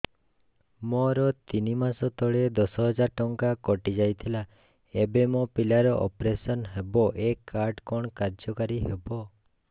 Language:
Odia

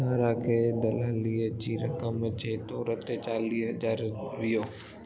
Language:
Sindhi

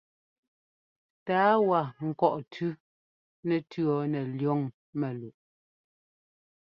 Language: Ngomba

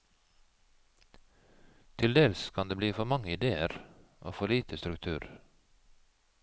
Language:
Norwegian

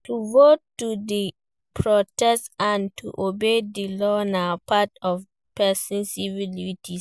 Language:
Nigerian Pidgin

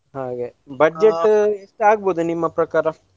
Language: Kannada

